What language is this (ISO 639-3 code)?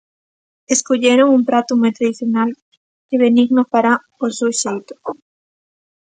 glg